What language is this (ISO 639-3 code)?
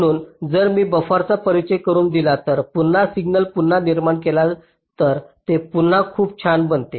mar